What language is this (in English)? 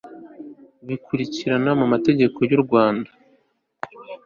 Kinyarwanda